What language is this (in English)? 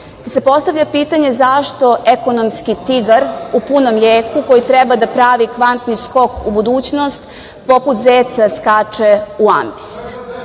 Serbian